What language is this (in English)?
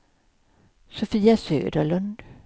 Swedish